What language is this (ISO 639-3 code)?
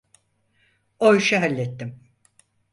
tur